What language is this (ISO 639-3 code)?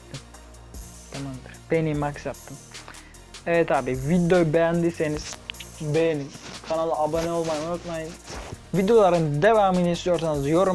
tur